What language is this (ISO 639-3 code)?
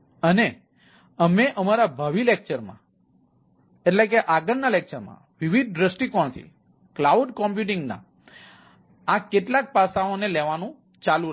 guj